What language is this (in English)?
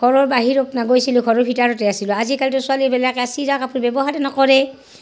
Assamese